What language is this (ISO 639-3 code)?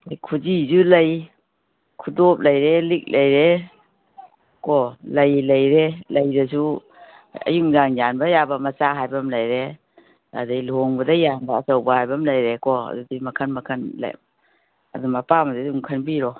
mni